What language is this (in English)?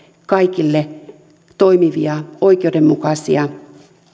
Finnish